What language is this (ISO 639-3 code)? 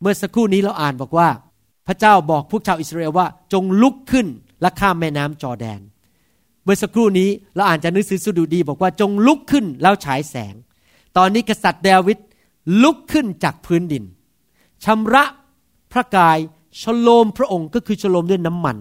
tha